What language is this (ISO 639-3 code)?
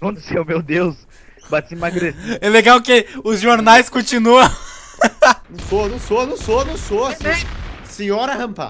por